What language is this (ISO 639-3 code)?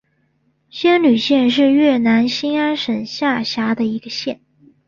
zho